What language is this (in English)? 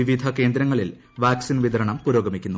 Malayalam